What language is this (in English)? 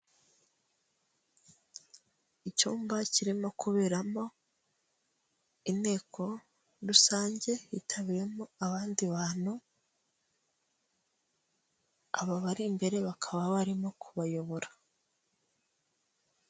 Kinyarwanda